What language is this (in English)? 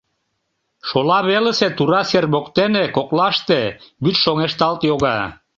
Mari